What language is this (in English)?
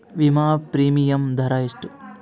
Kannada